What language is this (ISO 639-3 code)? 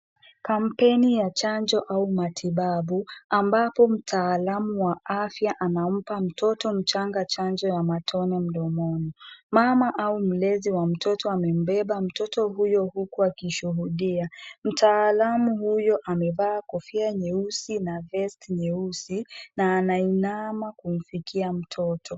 swa